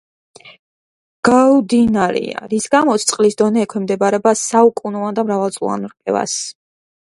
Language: Georgian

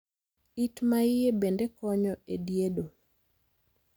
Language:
Luo (Kenya and Tanzania)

